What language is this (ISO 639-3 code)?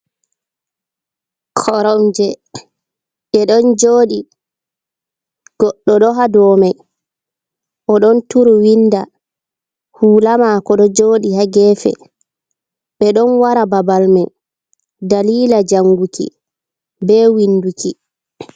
ful